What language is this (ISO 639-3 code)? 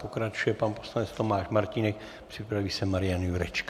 ces